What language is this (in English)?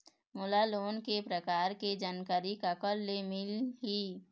Chhattisgarhi